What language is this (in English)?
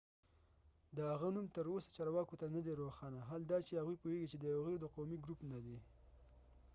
Pashto